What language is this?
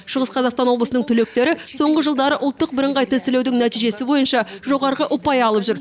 Kazakh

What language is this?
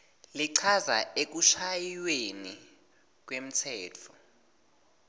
Swati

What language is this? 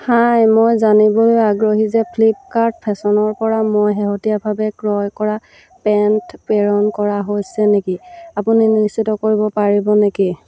Assamese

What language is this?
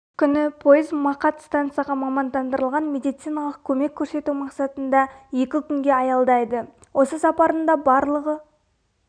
Kazakh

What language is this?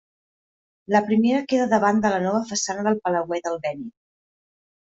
Catalan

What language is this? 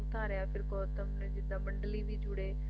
Punjabi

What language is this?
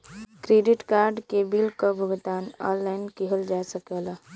Bhojpuri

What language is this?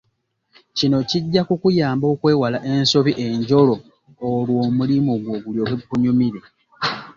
Ganda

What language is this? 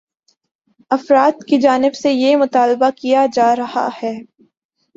Urdu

